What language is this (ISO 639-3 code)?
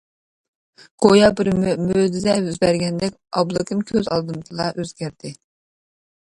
uig